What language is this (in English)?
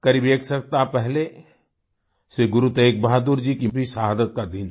Hindi